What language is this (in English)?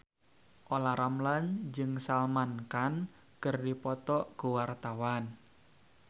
Sundanese